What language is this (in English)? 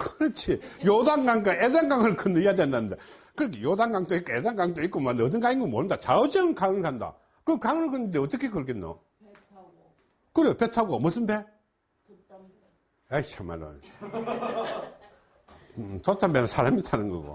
Korean